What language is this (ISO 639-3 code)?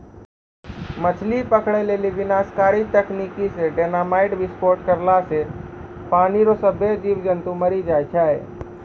mai